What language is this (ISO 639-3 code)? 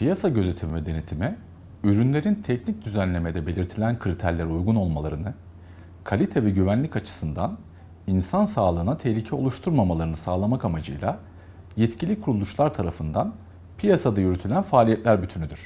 tur